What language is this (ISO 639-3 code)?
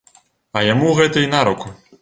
bel